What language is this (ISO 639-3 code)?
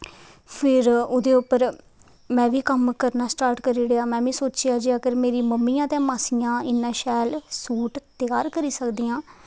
doi